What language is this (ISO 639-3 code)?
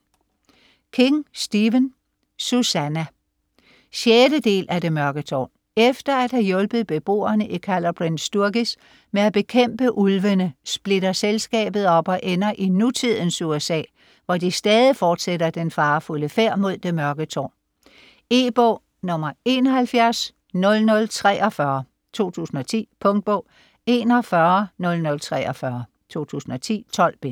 dan